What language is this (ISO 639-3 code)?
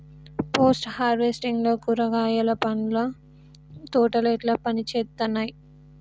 tel